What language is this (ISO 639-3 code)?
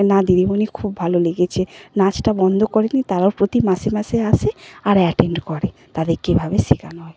ben